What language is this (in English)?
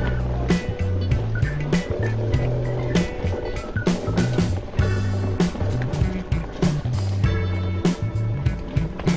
Korean